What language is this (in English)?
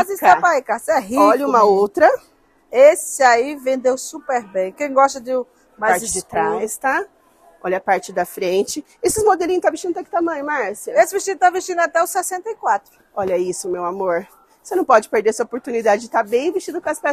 Portuguese